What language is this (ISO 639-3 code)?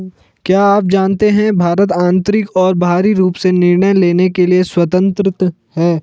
hin